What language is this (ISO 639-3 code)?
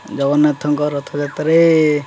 ori